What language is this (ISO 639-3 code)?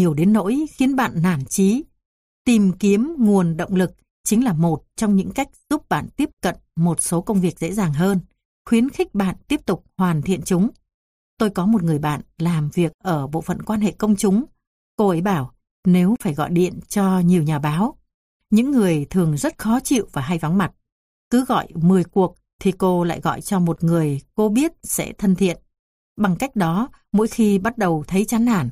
vie